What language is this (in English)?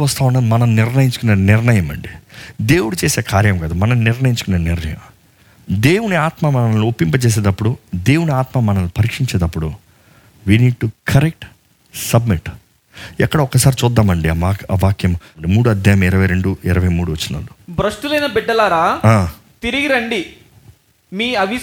Telugu